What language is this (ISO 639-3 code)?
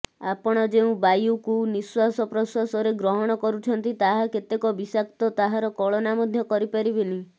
ori